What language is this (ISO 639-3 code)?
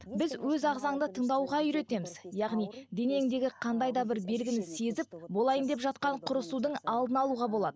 kaz